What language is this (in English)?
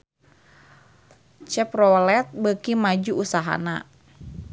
Sundanese